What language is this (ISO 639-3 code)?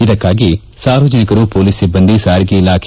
kan